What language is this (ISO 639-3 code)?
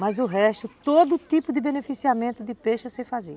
por